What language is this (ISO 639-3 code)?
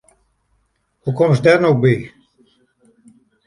fry